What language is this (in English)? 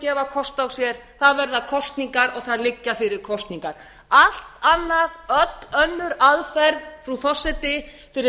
Icelandic